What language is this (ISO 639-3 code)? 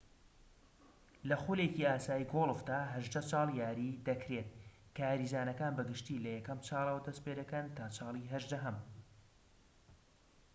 ckb